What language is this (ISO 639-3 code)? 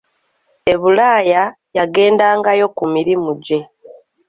lug